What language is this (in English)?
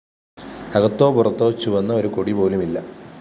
Malayalam